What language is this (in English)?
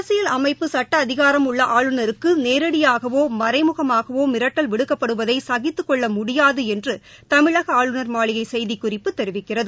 Tamil